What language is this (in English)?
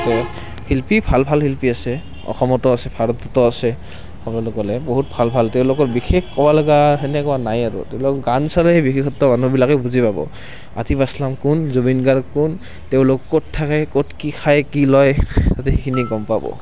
Assamese